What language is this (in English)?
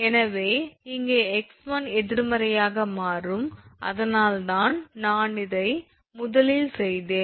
Tamil